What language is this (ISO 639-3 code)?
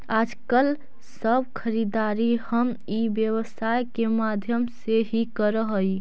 mag